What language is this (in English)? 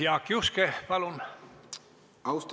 Estonian